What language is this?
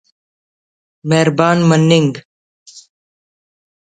Brahui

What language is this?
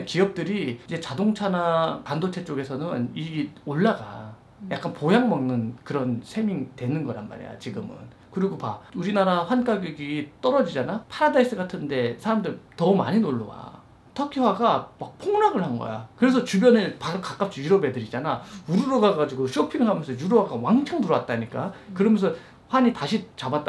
Korean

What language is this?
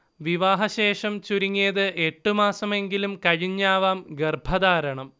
Malayalam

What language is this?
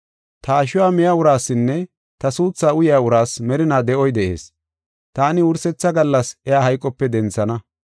Gofa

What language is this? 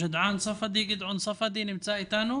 Hebrew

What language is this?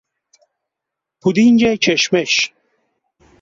Persian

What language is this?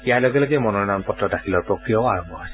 Assamese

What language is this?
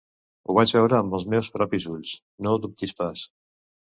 Catalan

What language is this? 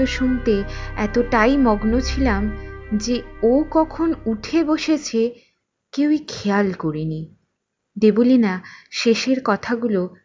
Bangla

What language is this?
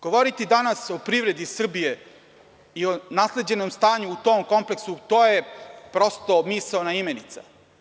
Serbian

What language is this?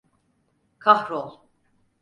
Turkish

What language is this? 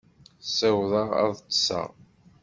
Kabyle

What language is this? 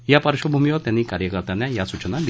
Marathi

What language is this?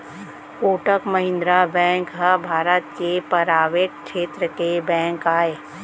Chhattisgarhi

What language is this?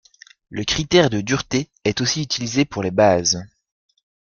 French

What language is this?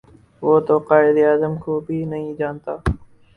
Urdu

